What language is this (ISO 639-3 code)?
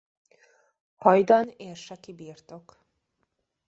hun